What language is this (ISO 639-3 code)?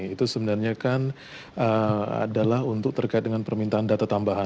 ind